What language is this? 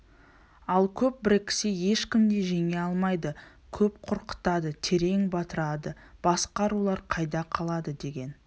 Kazakh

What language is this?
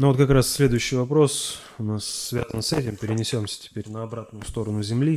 Russian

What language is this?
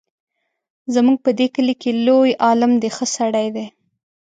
Pashto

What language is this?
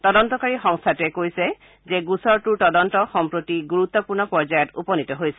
Assamese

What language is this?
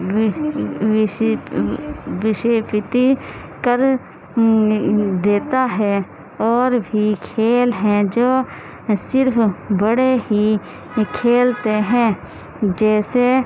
Urdu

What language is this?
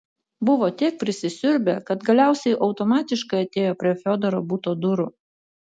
Lithuanian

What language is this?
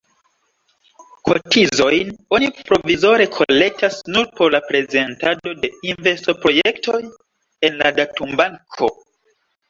Esperanto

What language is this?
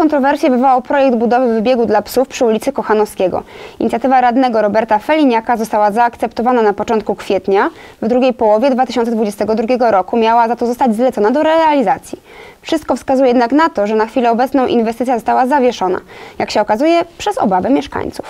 Polish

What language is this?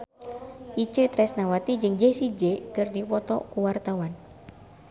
Sundanese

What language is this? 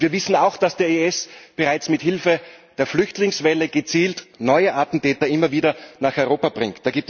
German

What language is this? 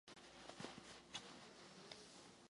Czech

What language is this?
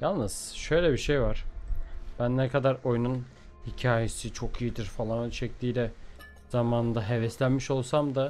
Turkish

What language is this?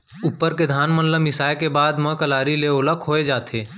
Chhattisgarhi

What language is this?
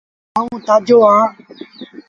Sindhi Bhil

